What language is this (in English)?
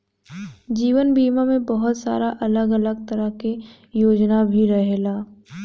Bhojpuri